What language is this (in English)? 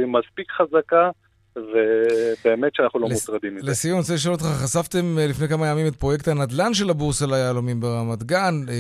Hebrew